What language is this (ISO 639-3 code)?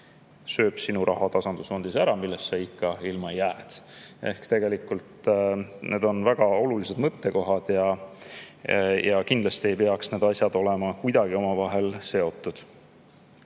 est